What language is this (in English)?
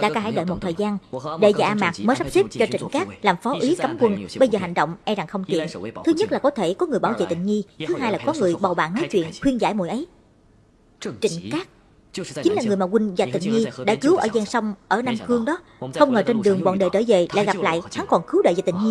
Vietnamese